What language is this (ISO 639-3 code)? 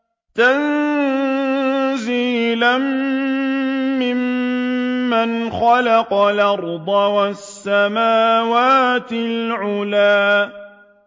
ara